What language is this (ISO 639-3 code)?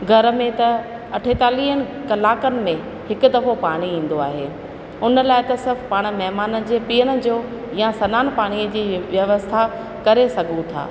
snd